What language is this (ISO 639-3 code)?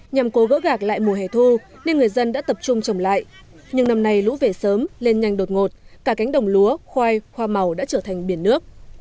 vie